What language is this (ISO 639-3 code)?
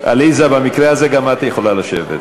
heb